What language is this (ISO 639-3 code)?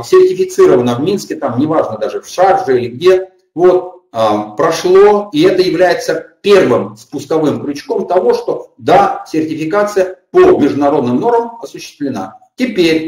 rus